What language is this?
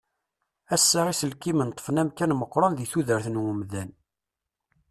Kabyle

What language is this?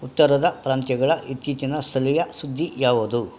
Kannada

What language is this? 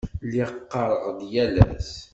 Kabyle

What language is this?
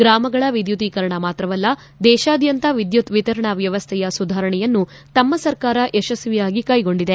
Kannada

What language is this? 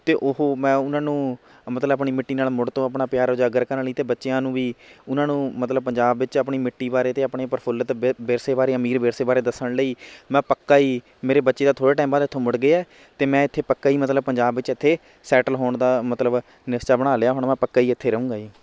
Punjabi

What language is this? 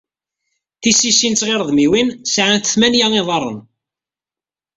Kabyle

